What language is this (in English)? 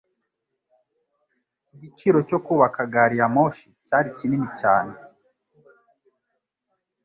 Kinyarwanda